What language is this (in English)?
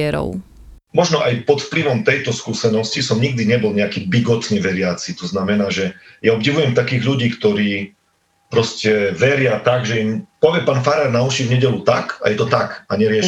Slovak